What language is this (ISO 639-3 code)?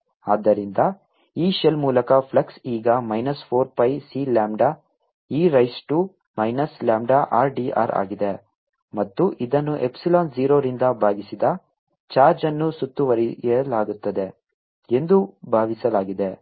kan